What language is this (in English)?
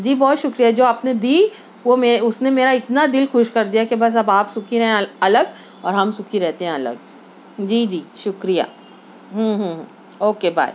Urdu